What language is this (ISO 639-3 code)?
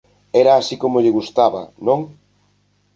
glg